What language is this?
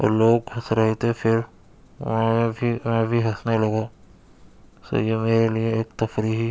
Urdu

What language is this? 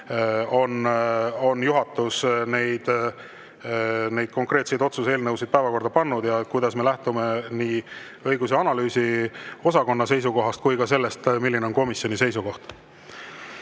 Estonian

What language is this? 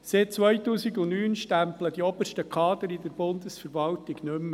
Swiss German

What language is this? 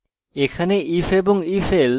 Bangla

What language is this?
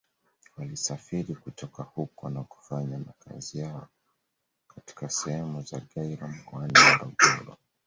Swahili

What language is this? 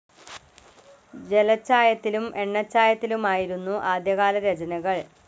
Malayalam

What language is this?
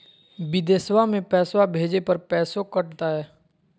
Magahi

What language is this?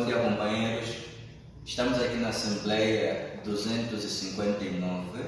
Portuguese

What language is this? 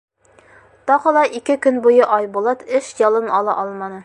Bashkir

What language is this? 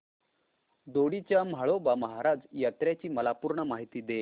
Marathi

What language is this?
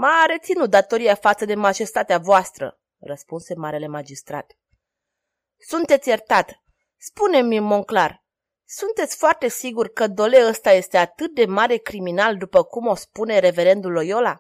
Romanian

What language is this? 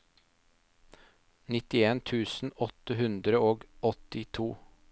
Norwegian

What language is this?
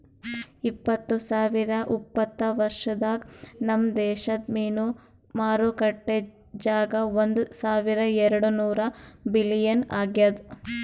Kannada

